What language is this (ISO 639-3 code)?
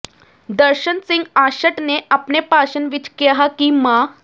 pan